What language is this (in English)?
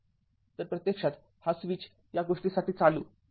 Marathi